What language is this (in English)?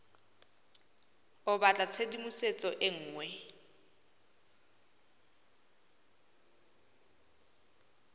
Tswana